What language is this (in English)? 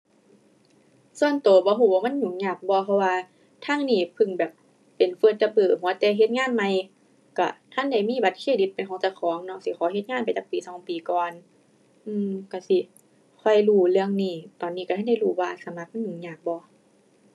Thai